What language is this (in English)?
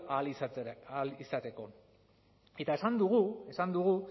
Basque